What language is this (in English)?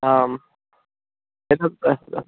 Sanskrit